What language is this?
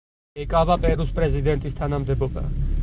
Georgian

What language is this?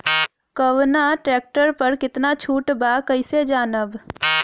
Bhojpuri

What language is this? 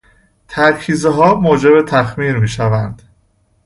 Persian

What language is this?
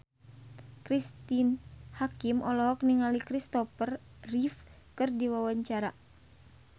Sundanese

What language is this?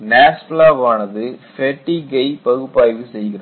Tamil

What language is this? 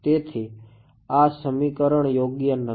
Gujarati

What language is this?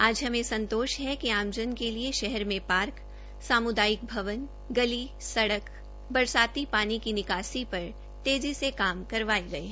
Hindi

